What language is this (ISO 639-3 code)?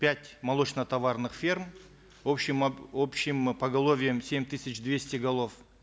kaz